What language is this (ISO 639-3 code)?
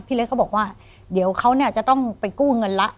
tha